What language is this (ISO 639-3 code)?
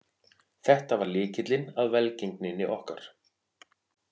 isl